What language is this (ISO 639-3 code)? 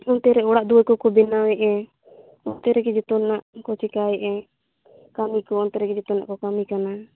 sat